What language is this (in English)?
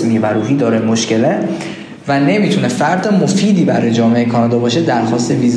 Persian